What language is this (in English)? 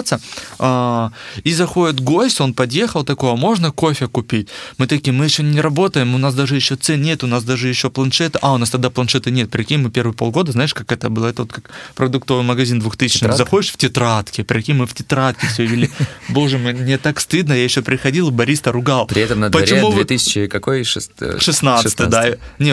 Russian